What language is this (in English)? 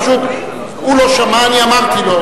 Hebrew